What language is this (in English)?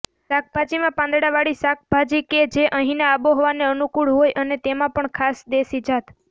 Gujarati